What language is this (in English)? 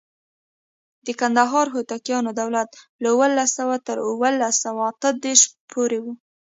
Pashto